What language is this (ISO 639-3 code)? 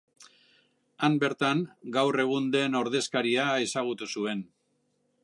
eus